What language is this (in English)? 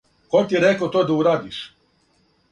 Serbian